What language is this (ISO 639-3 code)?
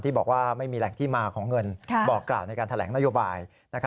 tha